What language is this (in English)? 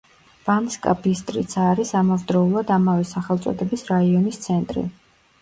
Georgian